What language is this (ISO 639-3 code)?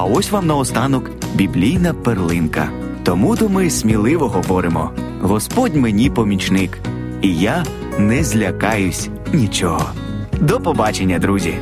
ukr